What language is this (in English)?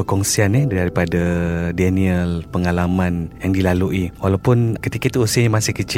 Malay